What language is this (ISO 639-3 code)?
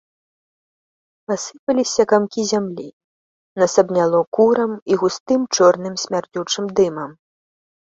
bel